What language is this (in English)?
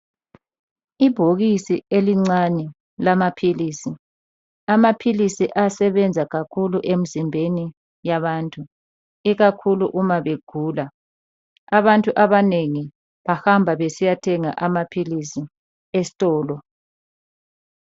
North Ndebele